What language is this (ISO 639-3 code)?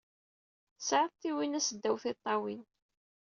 kab